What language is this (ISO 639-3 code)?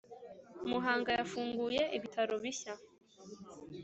kin